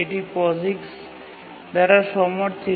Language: Bangla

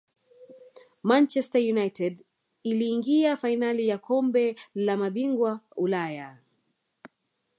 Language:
Swahili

